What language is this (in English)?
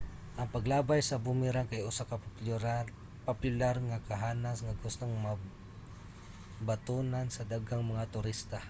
Cebuano